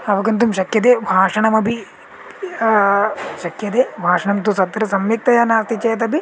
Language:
Sanskrit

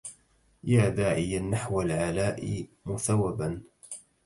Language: Arabic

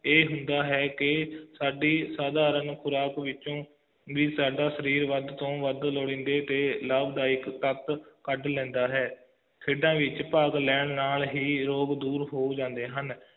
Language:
Punjabi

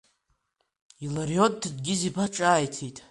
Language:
Abkhazian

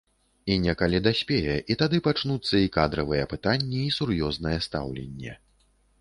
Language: Belarusian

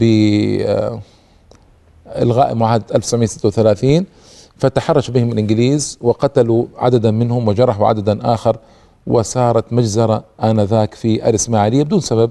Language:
Arabic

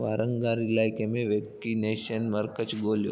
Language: Sindhi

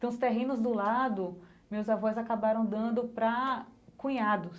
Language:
Portuguese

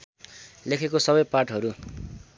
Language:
Nepali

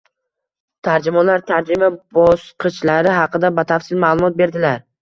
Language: Uzbek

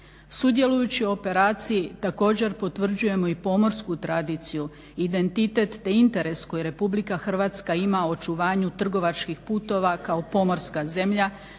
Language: Croatian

